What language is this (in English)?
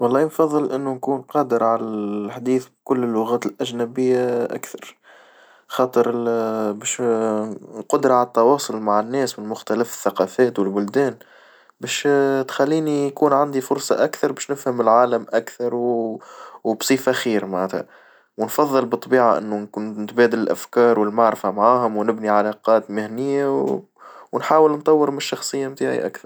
Tunisian Arabic